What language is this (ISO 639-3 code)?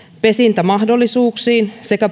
fin